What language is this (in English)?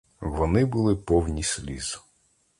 Ukrainian